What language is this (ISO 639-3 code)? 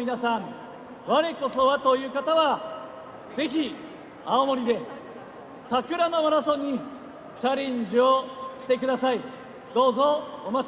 jpn